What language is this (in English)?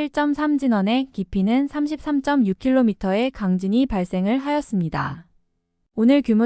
Korean